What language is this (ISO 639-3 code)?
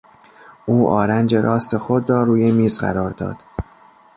fas